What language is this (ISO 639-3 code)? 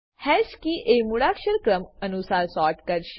guj